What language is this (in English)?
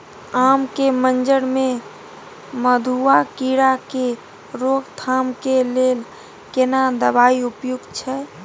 Maithili